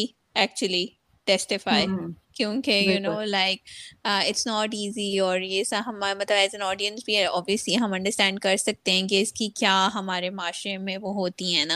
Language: Urdu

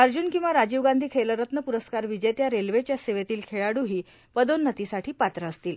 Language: Marathi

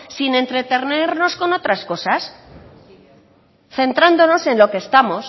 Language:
Spanish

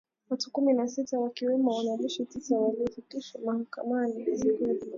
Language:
Swahili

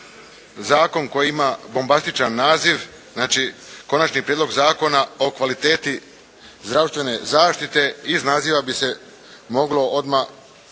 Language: Croatian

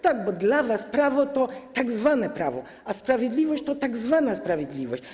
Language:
Polish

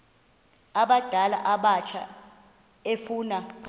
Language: Xhosa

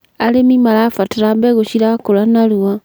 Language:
Kikuyu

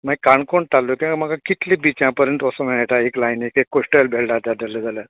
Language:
Konkani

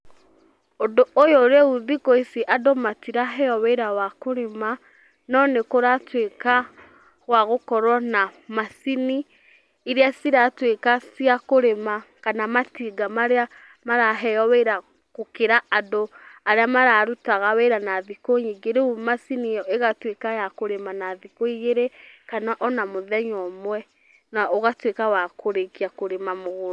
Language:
Kikuyu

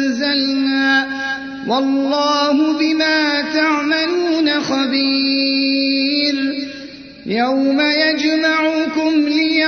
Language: Arabic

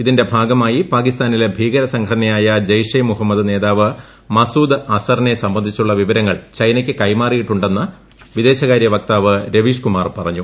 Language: Malayalam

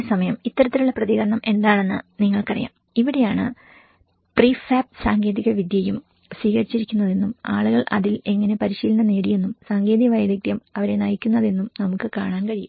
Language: Malayalam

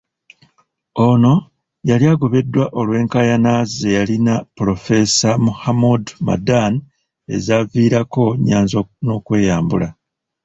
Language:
Ganda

